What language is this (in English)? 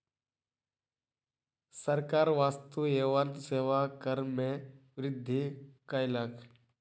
Maithili